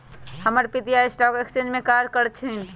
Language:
Magahi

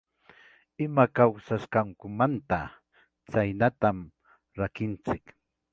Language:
Ayacucho Quechua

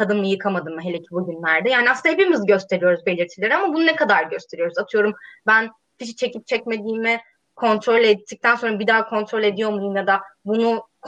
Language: Turkish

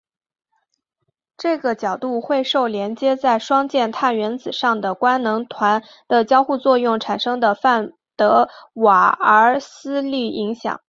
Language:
Chinese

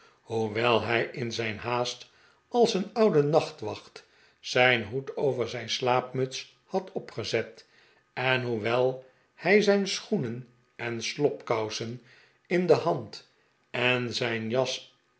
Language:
Dutch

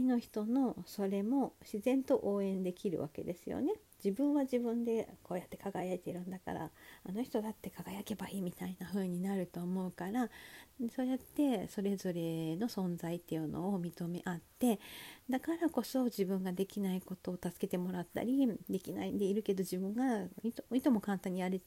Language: Japanese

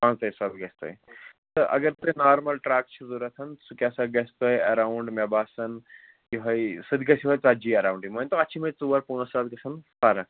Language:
Kashmiri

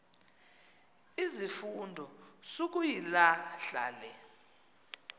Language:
Xhosa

